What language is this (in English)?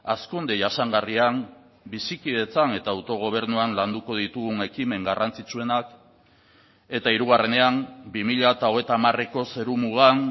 Basque